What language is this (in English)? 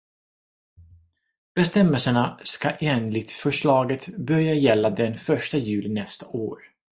Swedish